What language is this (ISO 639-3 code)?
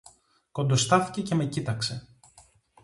ell